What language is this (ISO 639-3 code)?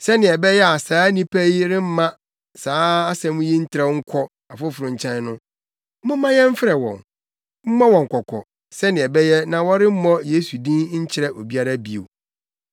aka